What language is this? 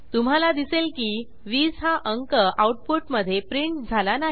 Marathi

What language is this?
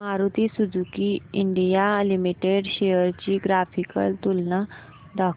Marathi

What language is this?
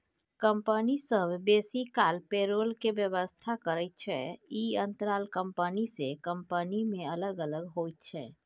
Maithili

